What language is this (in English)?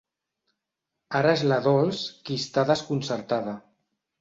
Catalan